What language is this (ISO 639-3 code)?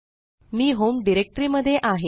mar